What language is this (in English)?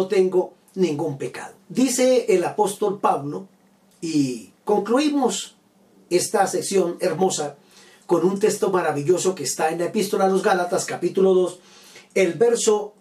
Spanish